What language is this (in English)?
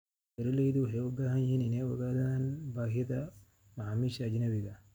Somali